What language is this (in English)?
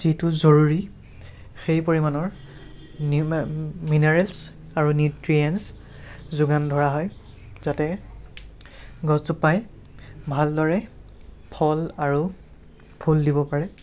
Assamese